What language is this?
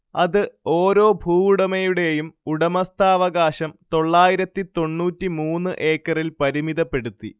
Malayalam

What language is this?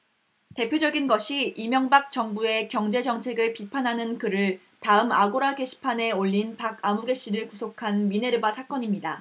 Korean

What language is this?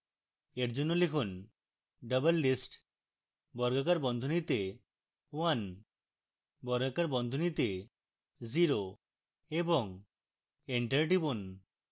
Bangla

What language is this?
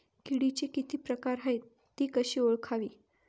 Marathi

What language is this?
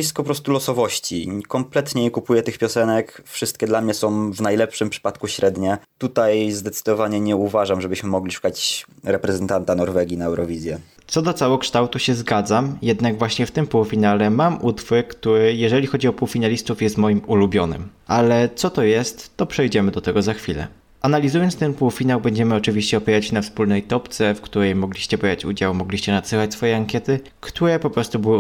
Polish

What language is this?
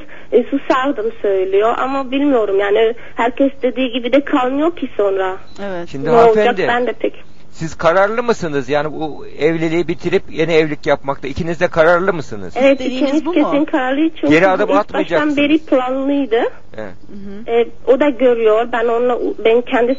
Turkish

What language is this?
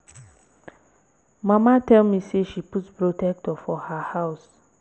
Nigerian Pidgin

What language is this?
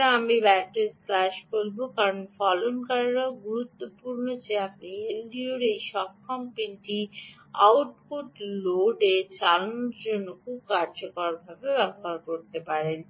Bangla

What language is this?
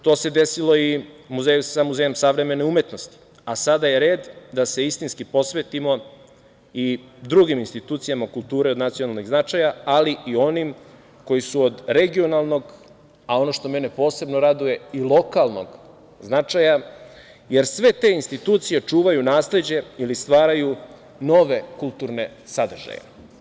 Serbian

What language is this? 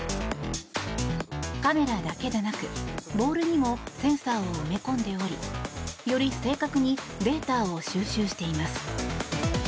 Japanese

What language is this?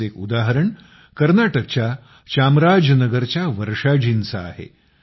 Marathi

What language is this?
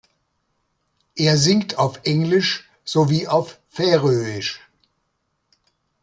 German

